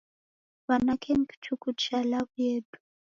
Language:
Taita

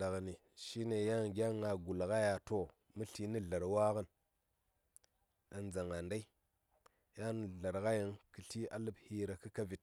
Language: Saya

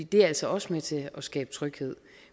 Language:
Danish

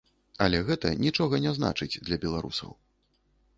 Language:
Belarusian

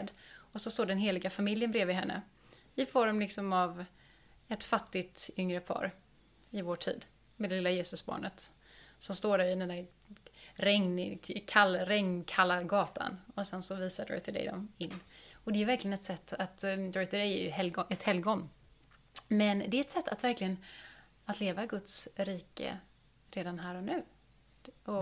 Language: Swedish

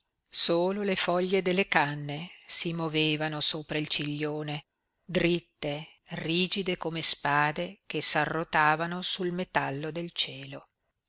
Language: Italian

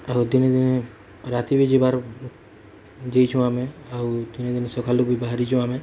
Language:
Odia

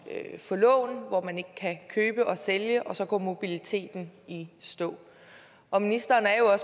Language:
Danish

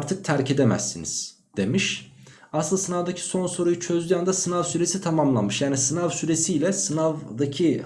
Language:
Turkish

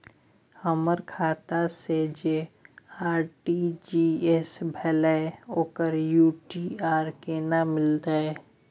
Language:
Maithili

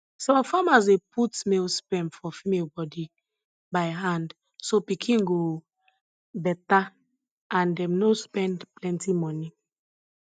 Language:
Nigerian Pidgin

